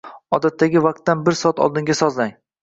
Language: Uzbek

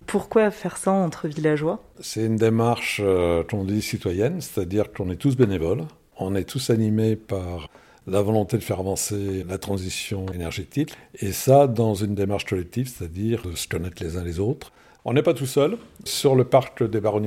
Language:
French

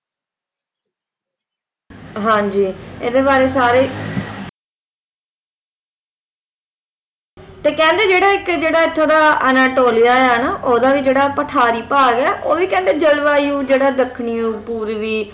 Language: Punjabi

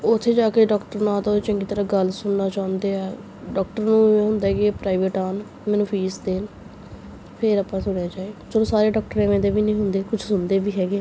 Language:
Punjabi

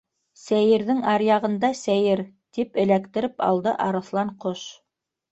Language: Bashkir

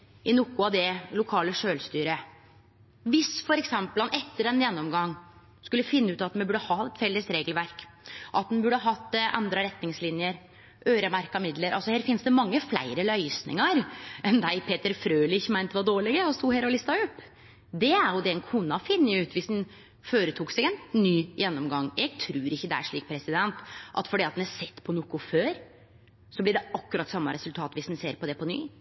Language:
Norwegian Nynorsk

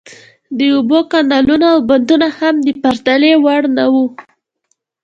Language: Pashto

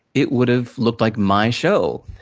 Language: English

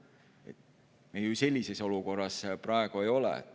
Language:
Estonian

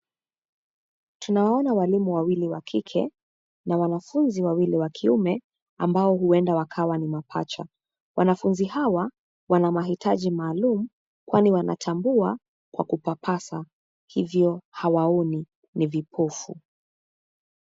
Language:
Swahili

